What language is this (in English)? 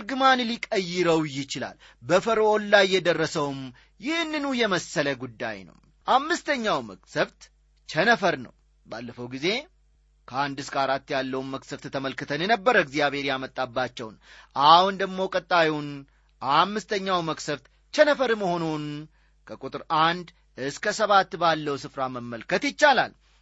Amharic